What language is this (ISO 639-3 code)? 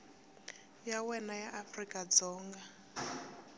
tso